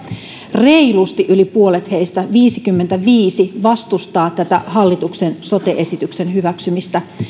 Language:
Finnish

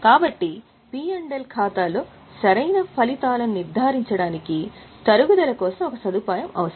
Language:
Telugu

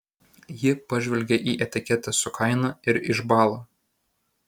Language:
Lithuanian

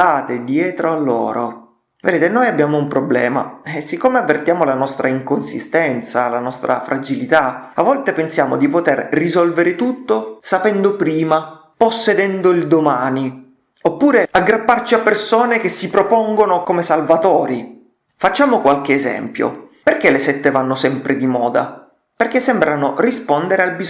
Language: Italian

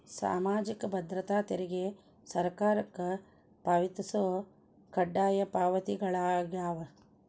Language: Kannada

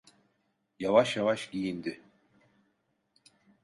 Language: Turkish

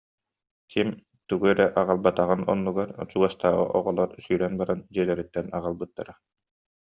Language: Yakut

